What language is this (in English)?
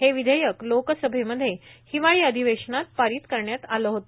Marathi